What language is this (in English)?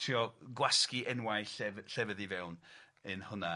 Welsh